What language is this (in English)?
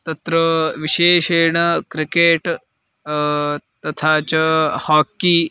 Sanskrit